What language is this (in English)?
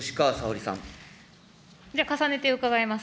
Japanese